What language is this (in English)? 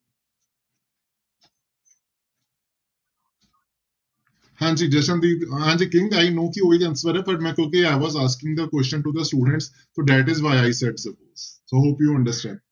Punjabi